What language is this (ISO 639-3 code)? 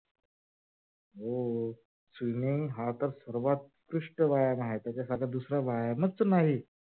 mar